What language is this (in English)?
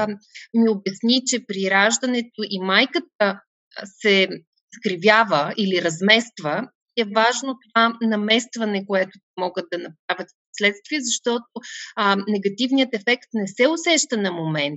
Bulgarian